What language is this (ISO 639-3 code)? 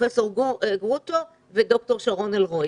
heb